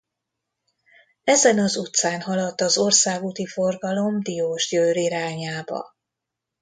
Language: Hungarian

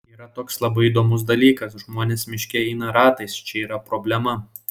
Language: Lithuanian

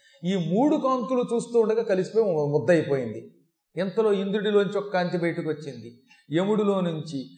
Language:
Telugu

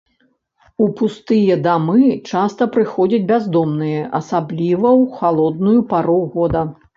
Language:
Belarusian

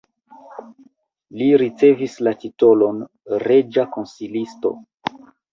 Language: Esperanto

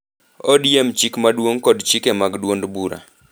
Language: Luo (Kenya and Tanzania)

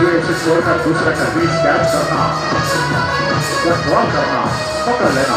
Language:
English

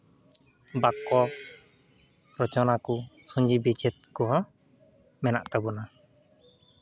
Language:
Santali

